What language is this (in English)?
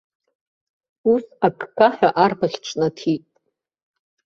Abkhazian